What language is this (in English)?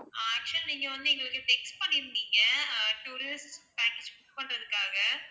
Tamil